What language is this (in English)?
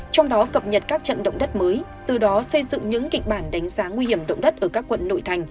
Vietnamese